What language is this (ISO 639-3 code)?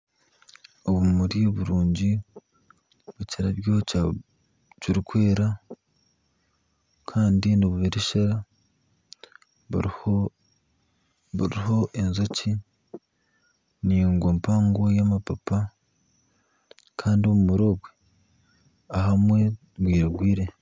nyn